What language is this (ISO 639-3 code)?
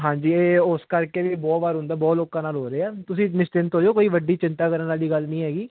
pan